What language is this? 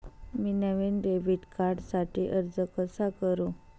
Marathi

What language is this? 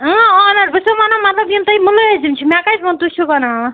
Kashmiri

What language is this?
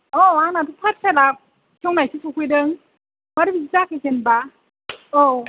Bodo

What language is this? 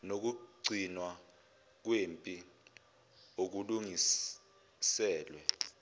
Zulu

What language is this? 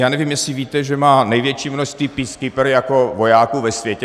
Czech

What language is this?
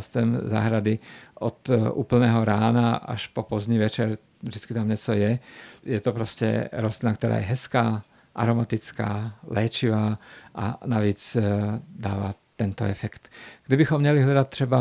Czech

